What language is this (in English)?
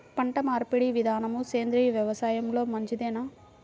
Telugu